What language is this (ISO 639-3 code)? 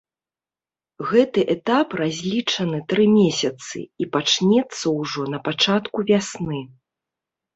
bel